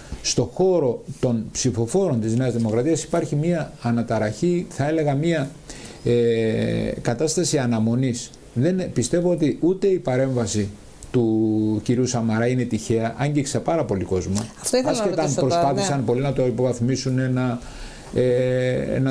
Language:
Greek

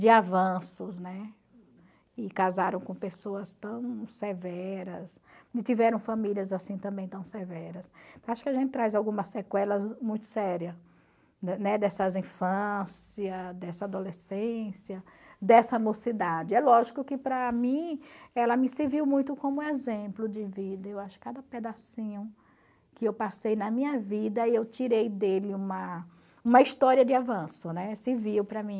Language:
Portuguese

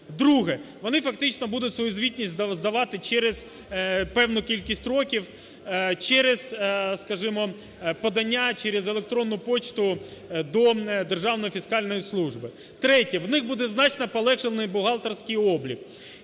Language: Ukrainian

